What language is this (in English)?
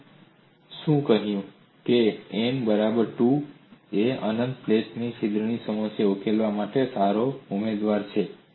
Gujarati